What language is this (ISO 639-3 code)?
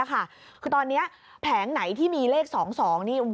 tha